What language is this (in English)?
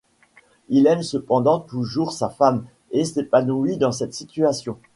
French